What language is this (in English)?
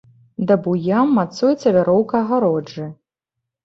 Belarusian